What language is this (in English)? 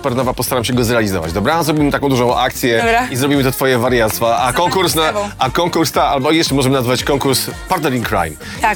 Polish